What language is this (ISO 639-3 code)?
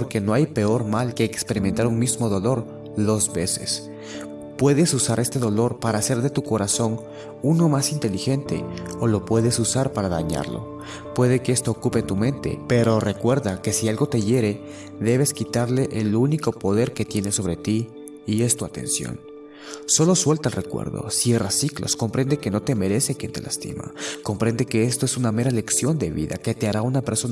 spa